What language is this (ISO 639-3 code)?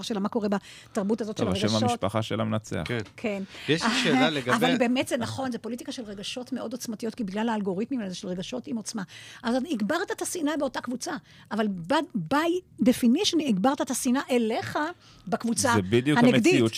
heb